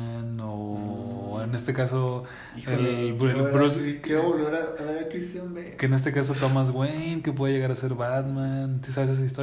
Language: Spanish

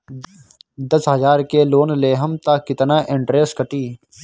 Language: Bhojpuri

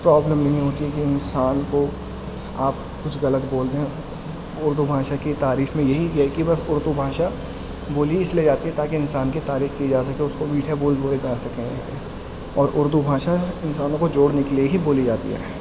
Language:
Urdu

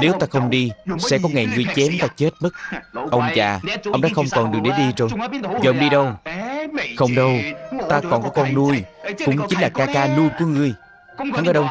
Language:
Vietnamese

